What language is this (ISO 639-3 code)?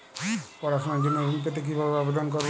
ben